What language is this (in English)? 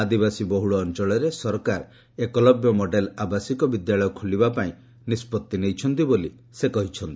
Odia